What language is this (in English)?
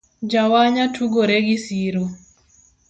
Luo (Kenya and Tanzania)